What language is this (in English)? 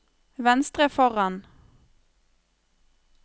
Norwegian